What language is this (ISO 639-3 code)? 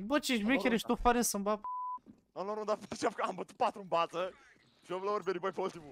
ron